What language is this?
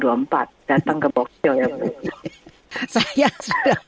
Indonesian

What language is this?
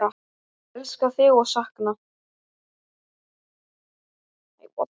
Icelandic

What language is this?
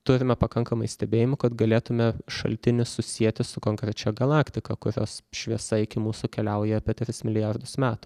Lithuanian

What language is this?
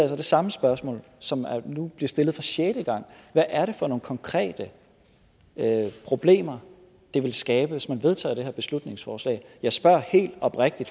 Danish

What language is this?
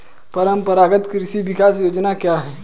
Hindi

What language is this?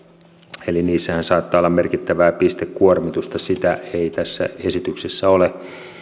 Finnish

